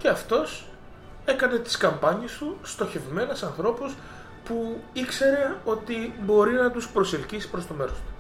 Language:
Greek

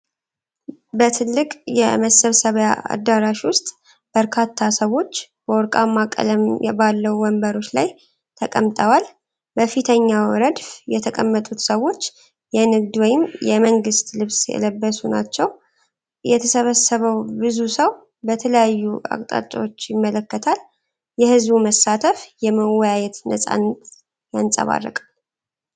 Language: Amharic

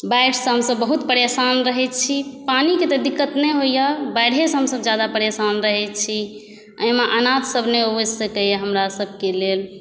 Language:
Maithili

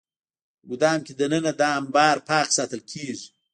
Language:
Pashto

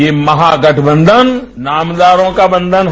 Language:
Hindi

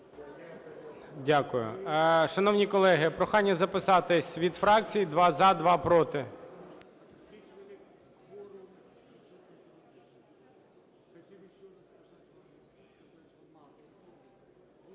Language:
Ukrainian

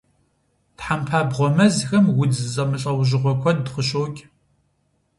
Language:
Kabardian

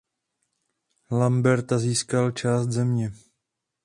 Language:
Czech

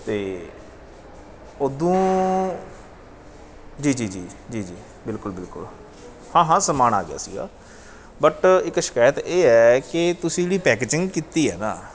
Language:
Punjabi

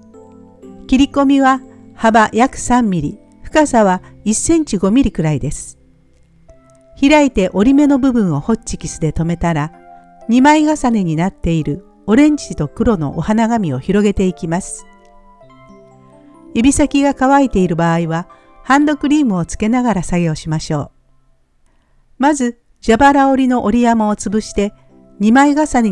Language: Japanese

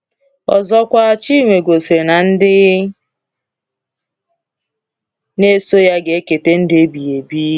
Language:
Igbo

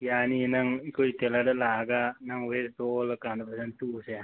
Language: Manipuri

